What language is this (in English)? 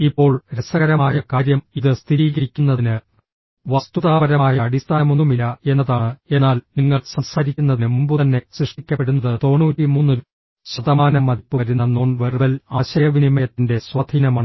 Malayalam